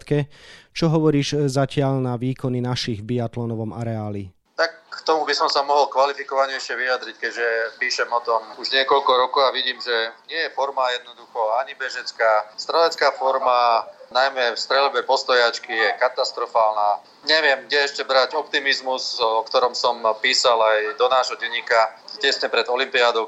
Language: Slovak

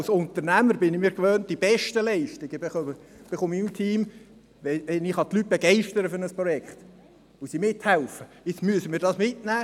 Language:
Swiss German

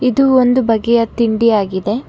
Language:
Kannada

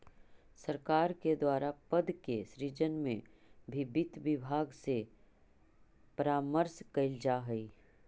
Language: Magahi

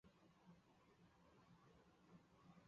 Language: Chinese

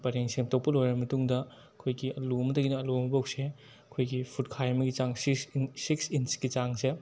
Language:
Manipuri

